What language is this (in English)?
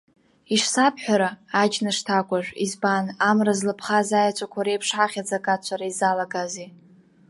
Abkhazian